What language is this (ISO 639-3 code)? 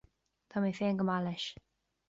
gle